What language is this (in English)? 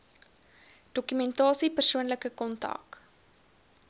Afrikaans